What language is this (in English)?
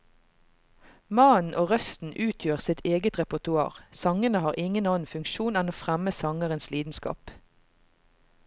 Norwegian